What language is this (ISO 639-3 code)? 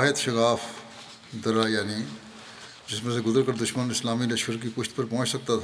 urd